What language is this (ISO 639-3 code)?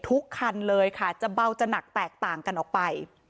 tha